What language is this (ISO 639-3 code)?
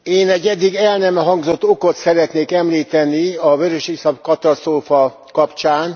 hun